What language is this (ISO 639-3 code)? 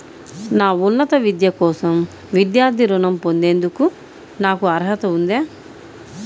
tel